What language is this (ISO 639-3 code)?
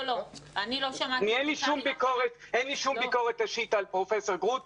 heb